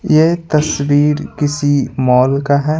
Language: Hindi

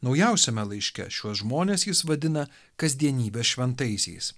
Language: Lithuanian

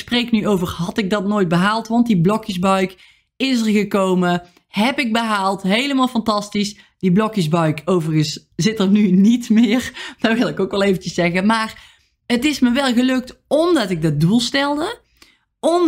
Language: Dutch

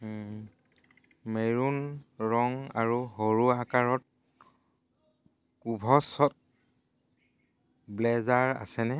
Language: Assamese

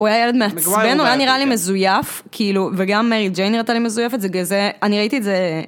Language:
Hebrew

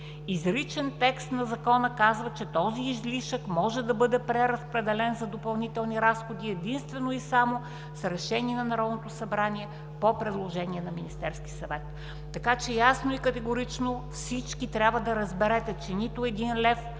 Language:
Bulgarian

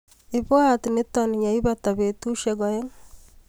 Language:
Kalenjin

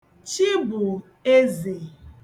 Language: Igbo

